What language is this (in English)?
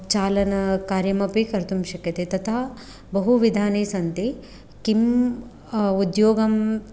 Sanskrit